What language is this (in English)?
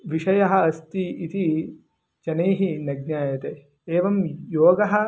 Sanskrit